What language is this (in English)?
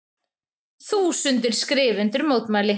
Icelandic